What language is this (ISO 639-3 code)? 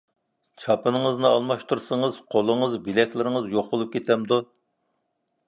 uig